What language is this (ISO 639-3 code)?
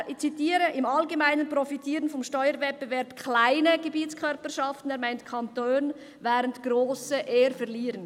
gsw